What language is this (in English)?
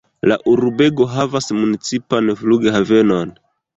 Esperanto